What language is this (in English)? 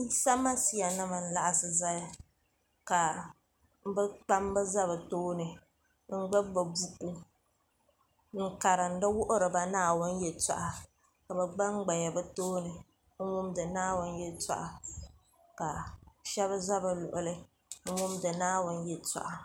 Dagbani